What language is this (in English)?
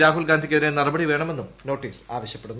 Malayalam